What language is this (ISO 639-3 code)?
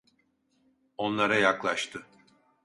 tur